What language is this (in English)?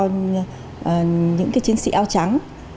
Vietnamese